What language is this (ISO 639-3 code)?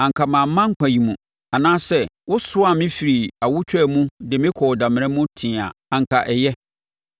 aka